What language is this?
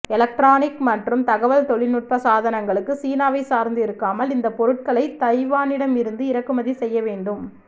Tamil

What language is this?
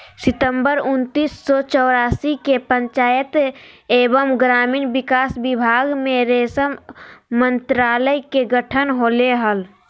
Magahi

